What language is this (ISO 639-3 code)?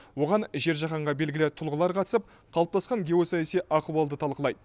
kaz